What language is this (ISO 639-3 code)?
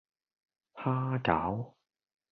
yue